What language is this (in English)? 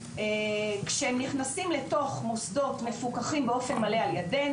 Hebrew